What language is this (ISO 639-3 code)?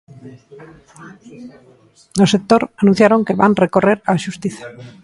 glg